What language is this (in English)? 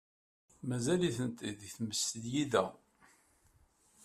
Kabyle